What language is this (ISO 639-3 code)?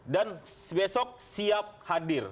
ind